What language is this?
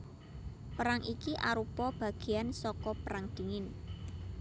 Javanese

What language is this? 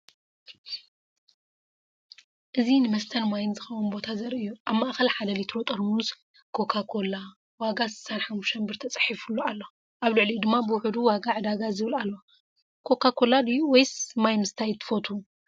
Tigrinya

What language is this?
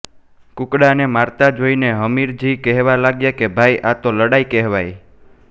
Gujarati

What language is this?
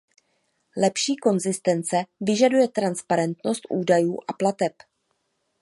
Czech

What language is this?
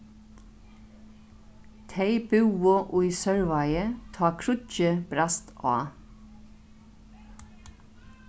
Faroese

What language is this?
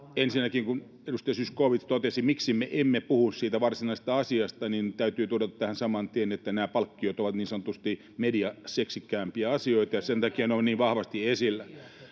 Finnish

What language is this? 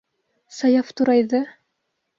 Bashkir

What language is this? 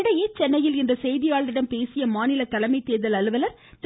Tamil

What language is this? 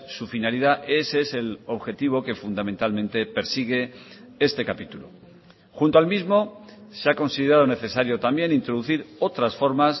Spanish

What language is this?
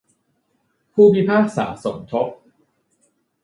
Thai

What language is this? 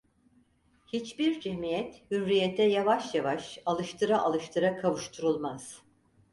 Turkish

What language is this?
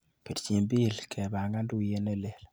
Kalenjin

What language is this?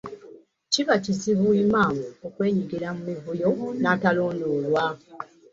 Ganda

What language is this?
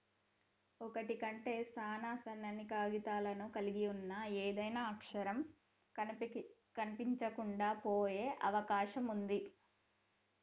Telugu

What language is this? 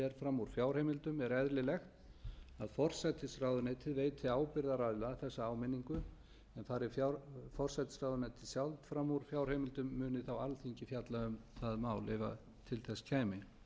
Icelandic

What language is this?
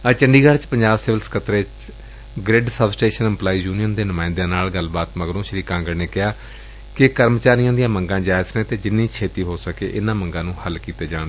Punjabi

